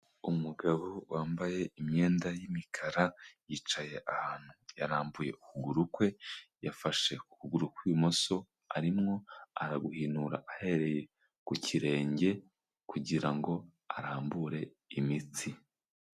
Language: Kinyarwanda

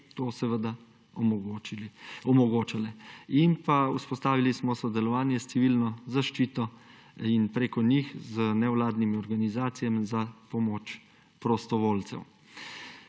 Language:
Slovenian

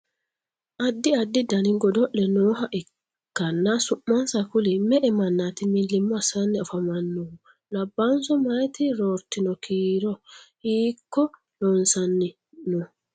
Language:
Sidamo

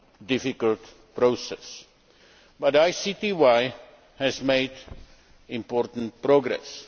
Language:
English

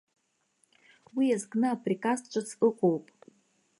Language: Abkhazian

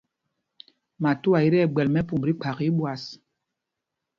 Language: Mpumpong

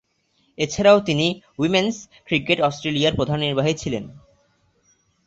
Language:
Bangla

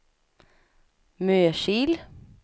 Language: Swedish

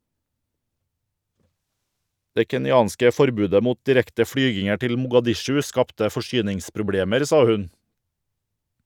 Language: Norwegian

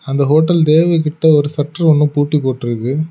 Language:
Tamil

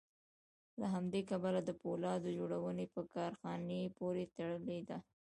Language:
Pashto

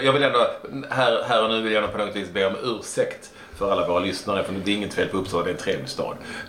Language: Swedish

